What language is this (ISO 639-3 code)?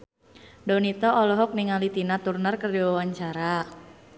sun